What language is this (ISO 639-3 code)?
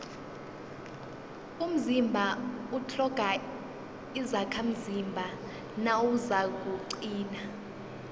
nbl